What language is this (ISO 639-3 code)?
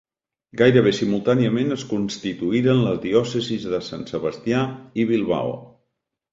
cat